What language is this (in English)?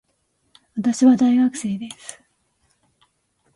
Japanese